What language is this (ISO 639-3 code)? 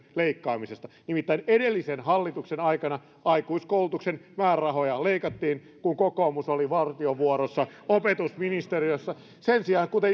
fin